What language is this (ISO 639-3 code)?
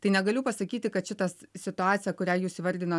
lit